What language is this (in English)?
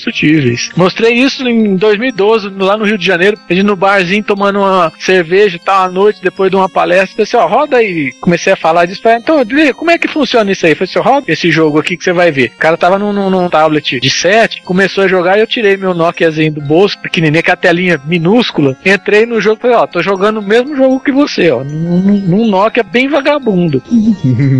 Portuguese